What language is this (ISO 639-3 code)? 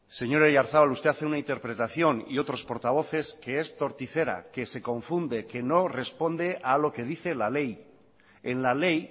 spa